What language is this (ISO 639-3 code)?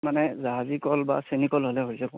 asm